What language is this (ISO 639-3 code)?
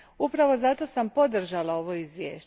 hrv